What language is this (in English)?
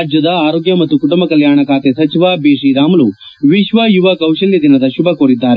Kannada